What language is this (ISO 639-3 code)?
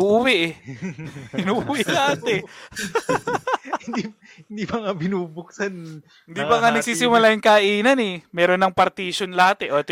fil